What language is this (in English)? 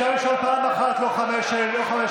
Hebrew